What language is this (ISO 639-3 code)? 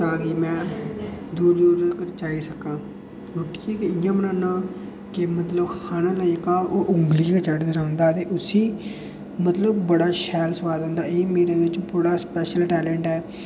doi